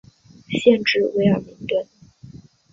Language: Chinese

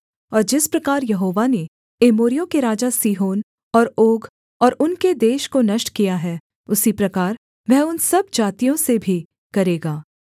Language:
Hindi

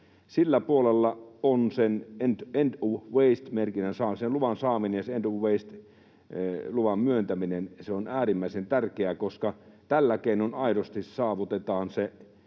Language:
Finnish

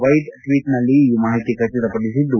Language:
Kannada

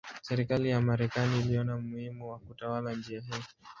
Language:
Swahili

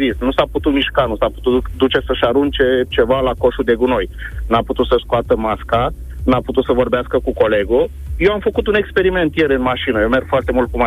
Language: Romanian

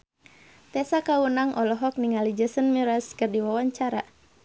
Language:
Sundanese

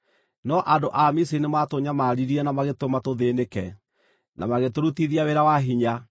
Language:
Kikuyu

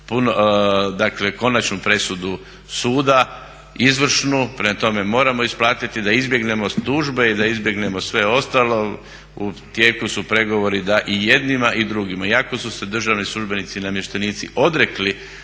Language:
Croatian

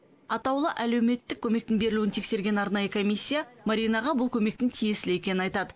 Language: Kazakh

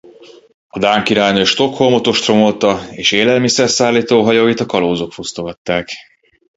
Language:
Hungarian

